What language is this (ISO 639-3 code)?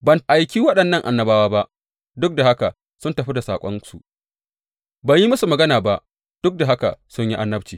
hau